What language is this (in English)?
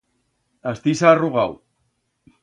Aragonese